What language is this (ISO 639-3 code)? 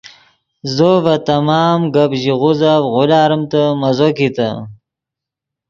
ydg